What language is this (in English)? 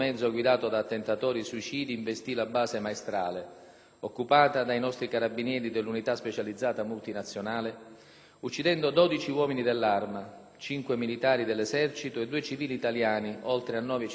Italian